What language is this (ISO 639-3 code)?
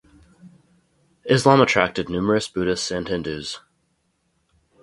eng